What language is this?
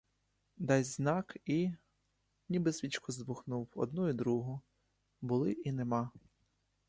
Ukrainian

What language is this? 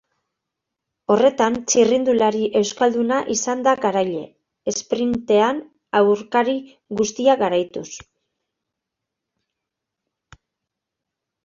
Basque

